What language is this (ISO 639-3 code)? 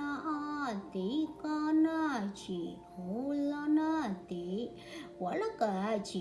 vie